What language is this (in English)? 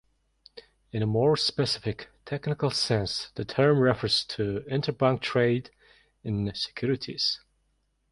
English